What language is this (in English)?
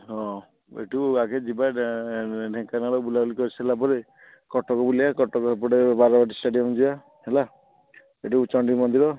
Odia